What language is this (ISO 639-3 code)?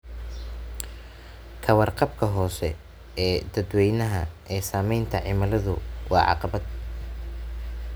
som